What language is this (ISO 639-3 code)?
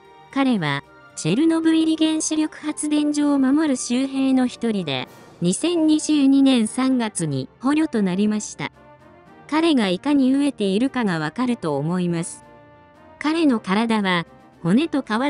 jpn